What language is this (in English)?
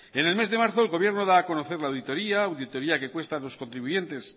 Spanish